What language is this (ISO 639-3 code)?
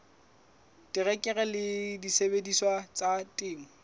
sot